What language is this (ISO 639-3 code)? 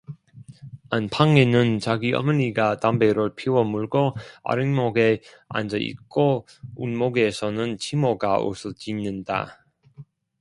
kor